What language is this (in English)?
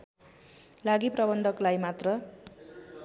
Nepali